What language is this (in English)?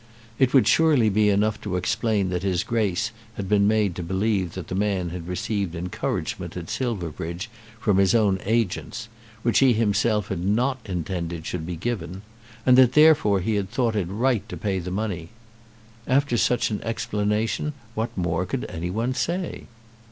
English